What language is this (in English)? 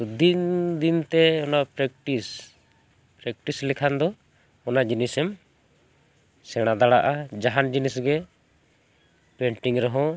Santali